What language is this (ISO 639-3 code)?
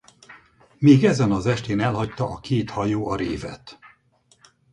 hun